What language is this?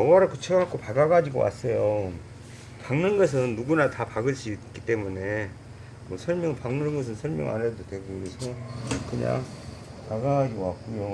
Korean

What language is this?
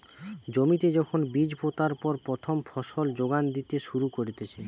Bangla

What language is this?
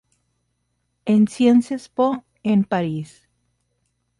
Spanish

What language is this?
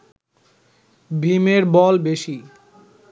Bangla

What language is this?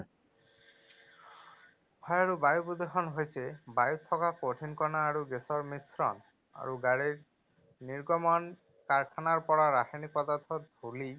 Assamese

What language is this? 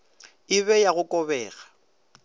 Northern Sotho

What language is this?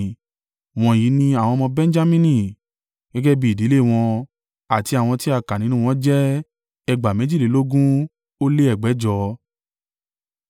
Yoruba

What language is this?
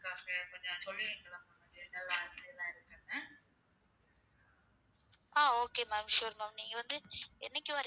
Tamil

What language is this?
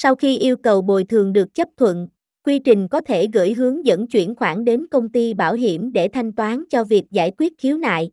Vietnamese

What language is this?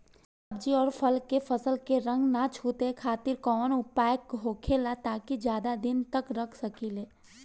Bhojpuri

